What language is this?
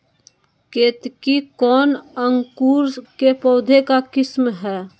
Magahi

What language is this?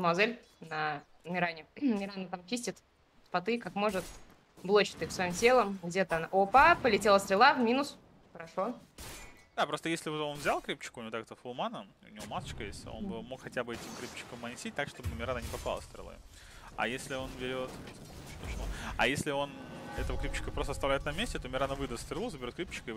Russian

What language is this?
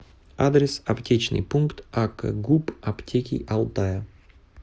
Russian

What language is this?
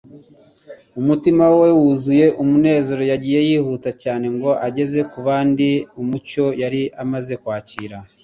Kinyarwanda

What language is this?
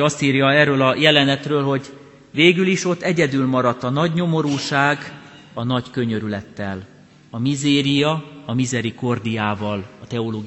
Hungarian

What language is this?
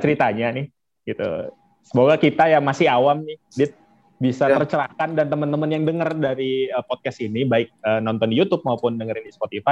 Indonesian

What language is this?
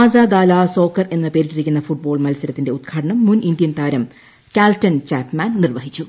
Malayalam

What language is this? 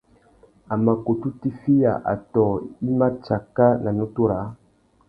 Tuki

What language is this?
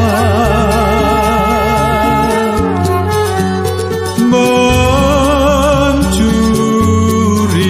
Romanian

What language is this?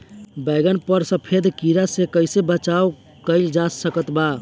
Bhojpuri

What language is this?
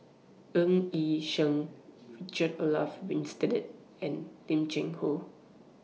English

